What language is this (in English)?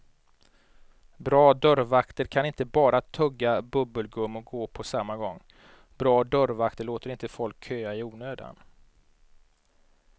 Swedish